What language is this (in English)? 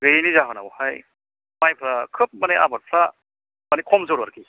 Bodo